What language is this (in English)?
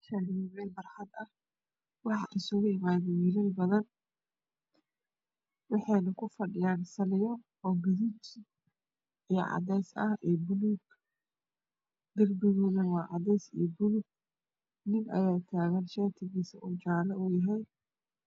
Somali